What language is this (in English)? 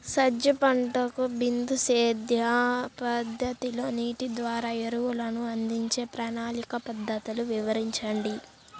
Telugu